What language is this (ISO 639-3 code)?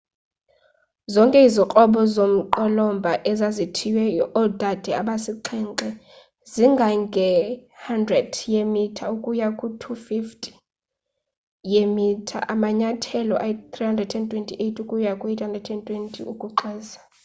xho